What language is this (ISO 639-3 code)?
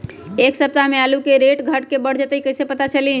mag